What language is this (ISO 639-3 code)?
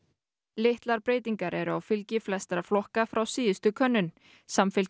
isl